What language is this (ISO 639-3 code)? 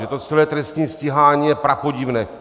ces